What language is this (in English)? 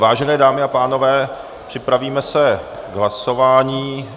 Czech